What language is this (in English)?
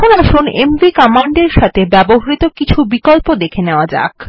Bangla